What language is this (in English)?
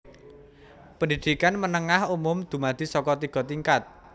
Javanese